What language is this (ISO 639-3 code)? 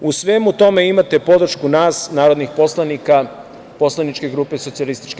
srp